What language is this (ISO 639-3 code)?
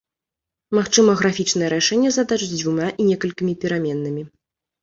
bel